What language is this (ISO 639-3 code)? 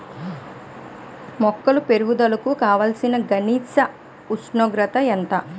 tel